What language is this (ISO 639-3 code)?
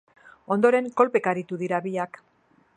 eus